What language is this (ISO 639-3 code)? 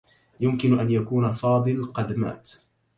ara